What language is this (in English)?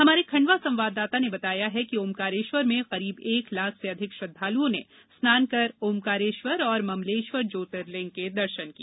Hindi